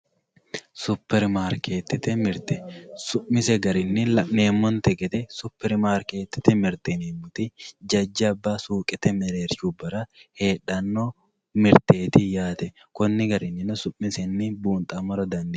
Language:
Sidamo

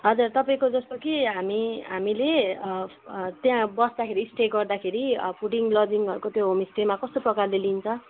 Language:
Nepali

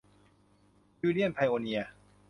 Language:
Thai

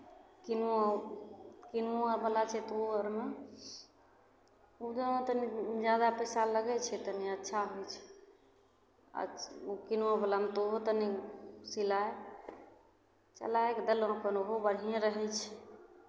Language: Maithili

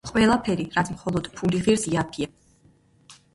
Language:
Georgian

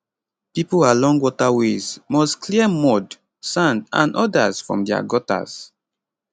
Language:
Nigerian Pidgin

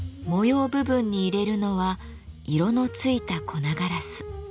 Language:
Japanese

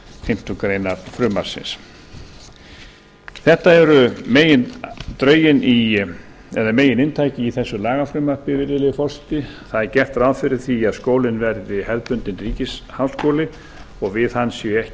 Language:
Icelandic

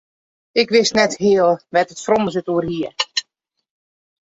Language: Western Frisian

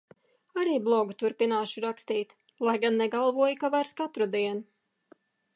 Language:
Latvian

